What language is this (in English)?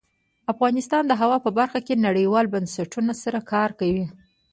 Pashto